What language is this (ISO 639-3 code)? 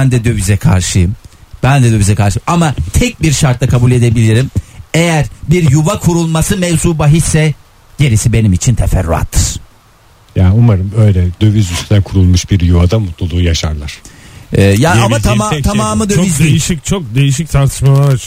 tur